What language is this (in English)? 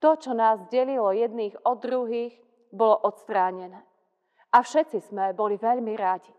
Slovak